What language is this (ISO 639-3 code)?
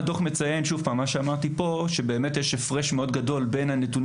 heb